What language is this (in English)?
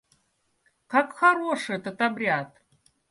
Russian